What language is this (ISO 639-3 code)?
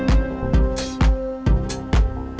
ind